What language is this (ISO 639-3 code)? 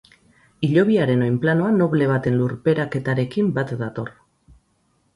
eus